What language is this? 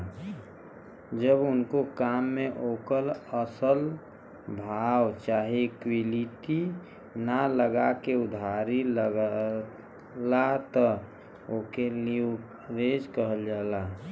Bhojpuri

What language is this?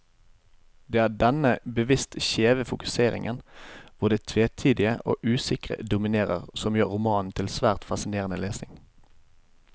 Norwegian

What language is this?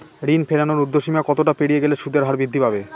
Bangla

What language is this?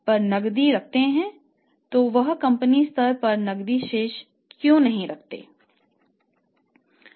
Hindi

